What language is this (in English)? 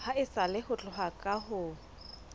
Southern Sotho